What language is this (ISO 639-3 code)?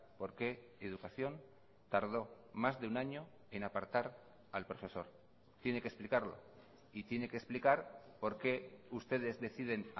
spa